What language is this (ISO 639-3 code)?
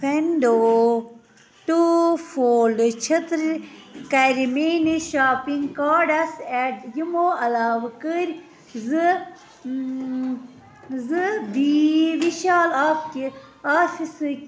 kas